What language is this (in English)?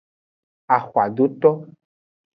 Aja (Benin)